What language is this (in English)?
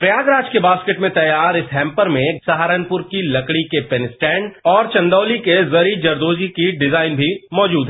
Hindi